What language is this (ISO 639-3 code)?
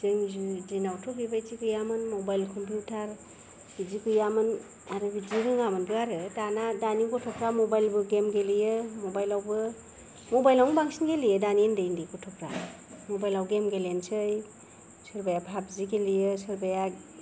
brx